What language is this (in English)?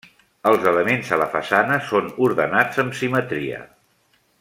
Catalan